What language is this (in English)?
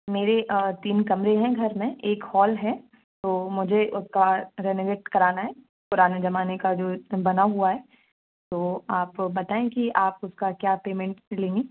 Hindi